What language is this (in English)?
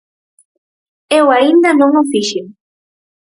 Galician